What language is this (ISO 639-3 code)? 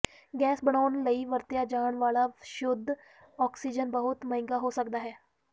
pan